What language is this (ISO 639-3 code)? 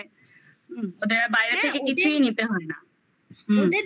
ben